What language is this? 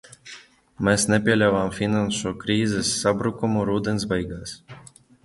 Latvian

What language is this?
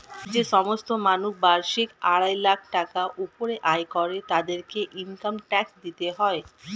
Bangla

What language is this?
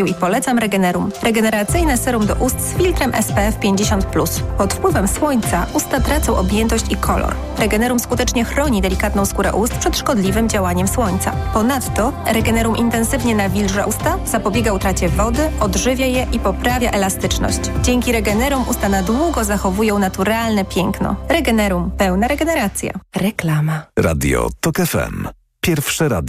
Polish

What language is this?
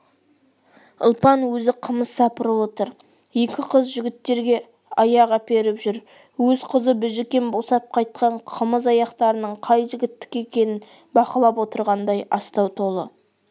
Kazakh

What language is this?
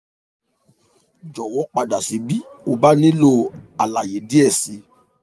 Yoruba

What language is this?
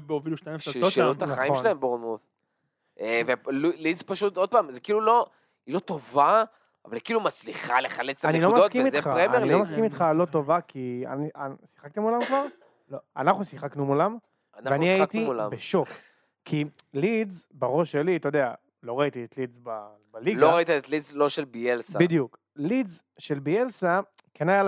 Hebrew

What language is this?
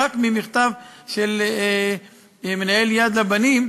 Hebrew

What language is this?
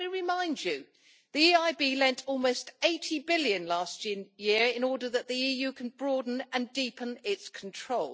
English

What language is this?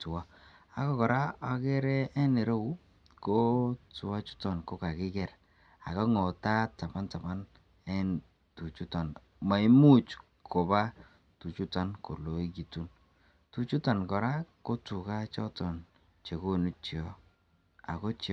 Kalenjin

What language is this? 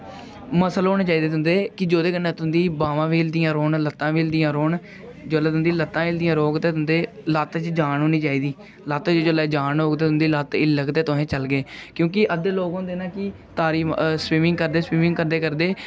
Dogri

